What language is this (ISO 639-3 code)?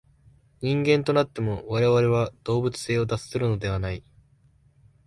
jpn